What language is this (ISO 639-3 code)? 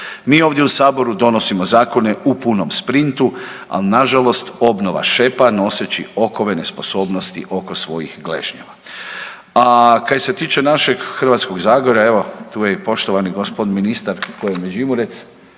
hrv